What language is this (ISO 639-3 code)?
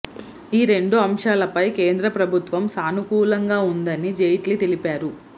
tel